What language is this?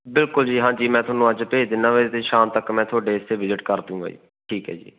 Punjabi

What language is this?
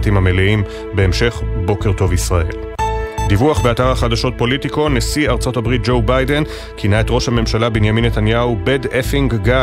Hebrew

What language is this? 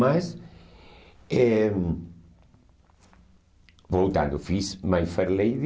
Portuguese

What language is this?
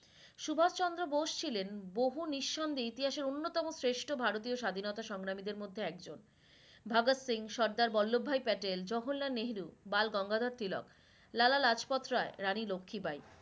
Bangla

